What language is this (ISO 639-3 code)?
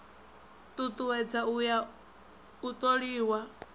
ven